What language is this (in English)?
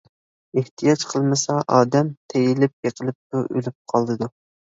Uyghur